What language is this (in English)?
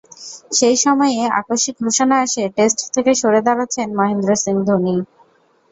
Bangla